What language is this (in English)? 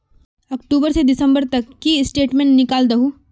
Magahi